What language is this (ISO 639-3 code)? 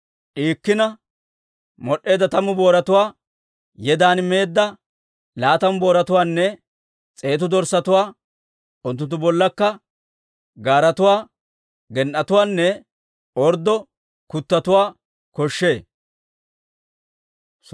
dwr